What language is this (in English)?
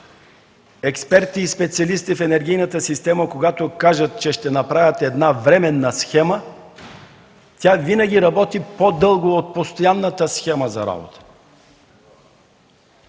Bulgarian